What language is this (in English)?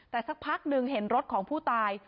Thai